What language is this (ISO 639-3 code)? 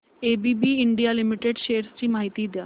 mar